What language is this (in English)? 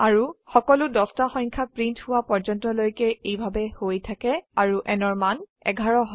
Assamese